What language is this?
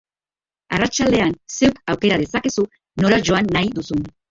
Basque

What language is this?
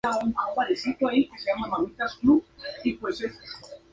Spanish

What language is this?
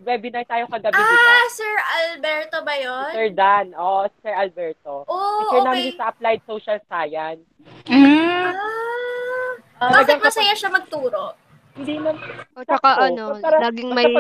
Filipino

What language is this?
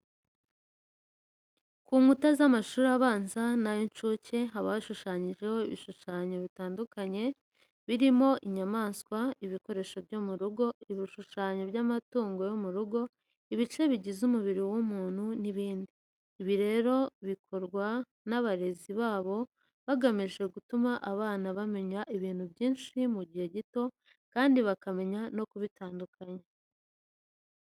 Kinyarwanda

